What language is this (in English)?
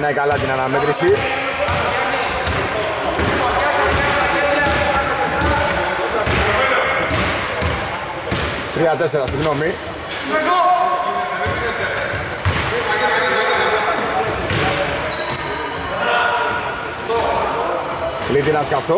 Greek